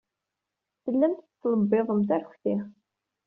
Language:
Kabyle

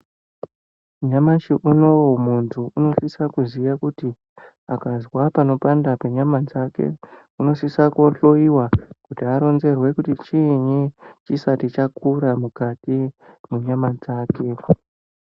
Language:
Ndau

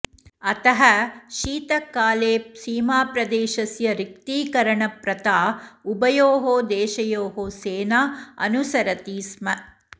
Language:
Sanskrit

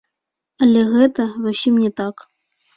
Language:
Belarusian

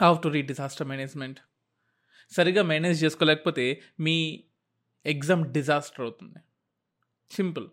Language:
Telugu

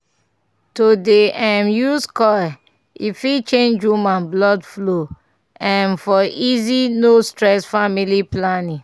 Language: Nigerian Pidgin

